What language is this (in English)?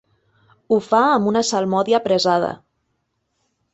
Catalan